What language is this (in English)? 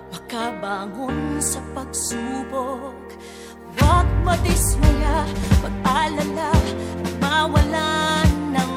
Filipino